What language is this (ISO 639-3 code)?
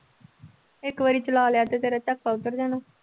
pan